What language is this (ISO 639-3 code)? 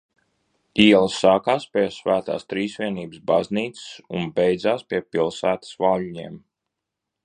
lav